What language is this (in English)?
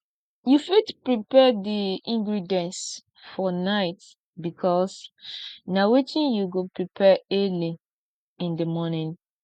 Nigerian Pidgin